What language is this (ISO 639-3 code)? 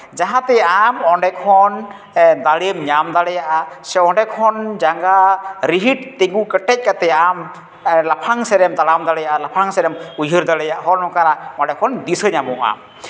sat